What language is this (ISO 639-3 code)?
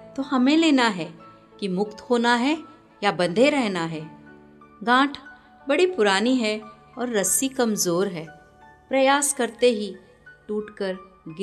hin